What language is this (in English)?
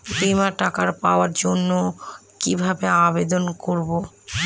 Bangla